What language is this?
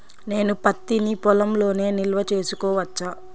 Telugu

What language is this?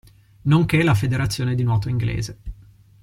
Italian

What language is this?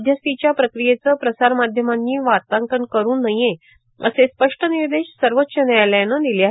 Marathi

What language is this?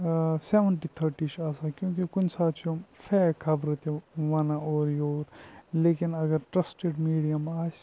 Kashmiri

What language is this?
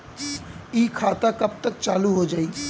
Bhojpuri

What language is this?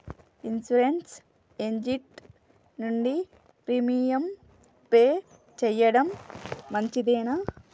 Telugu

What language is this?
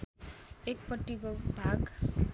Nepali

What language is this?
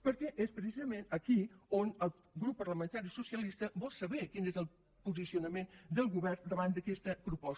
Catalan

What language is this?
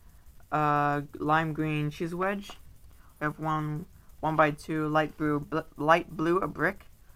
English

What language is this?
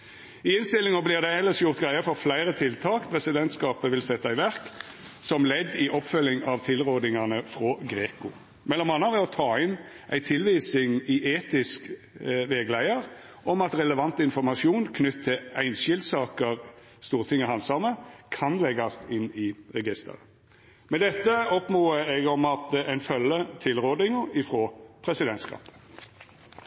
Norwegian Nynorsk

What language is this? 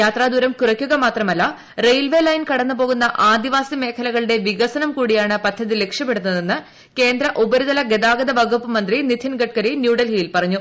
Malayalam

